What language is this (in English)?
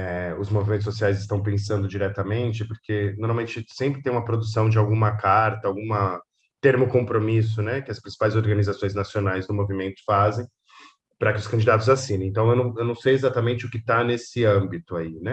Portuguese